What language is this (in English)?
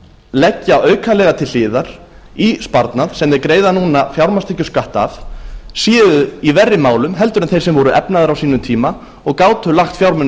Icelandic